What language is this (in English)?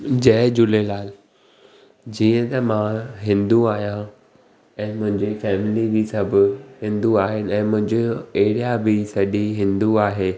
Sindhi